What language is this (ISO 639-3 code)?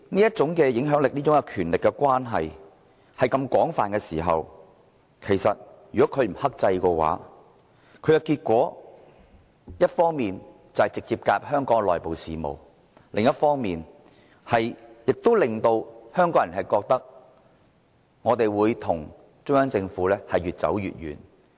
yue